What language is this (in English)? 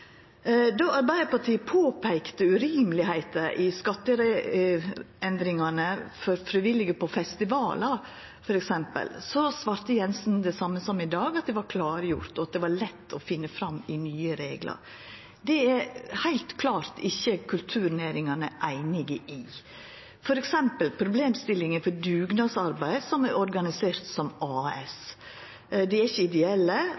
Norwegian Nynorsk